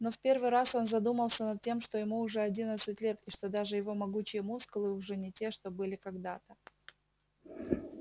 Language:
Russian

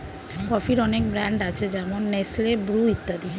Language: Bangla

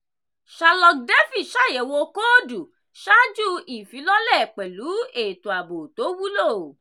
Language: Yoruba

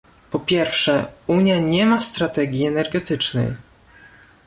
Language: Polish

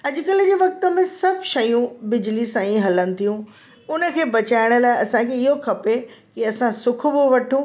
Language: Sindhi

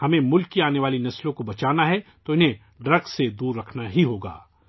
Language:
Urdu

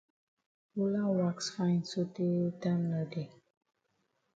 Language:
Cameroon Pidgin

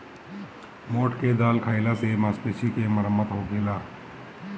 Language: Bhojpuri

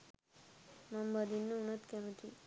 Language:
Sinhala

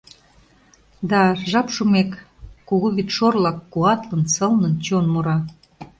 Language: Mari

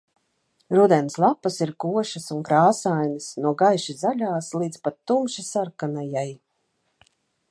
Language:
Latvian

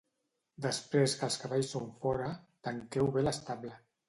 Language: Catalan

